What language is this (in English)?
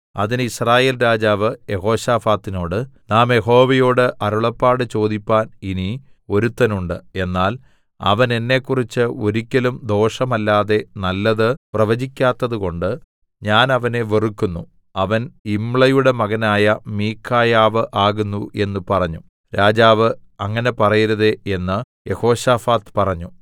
Malayalam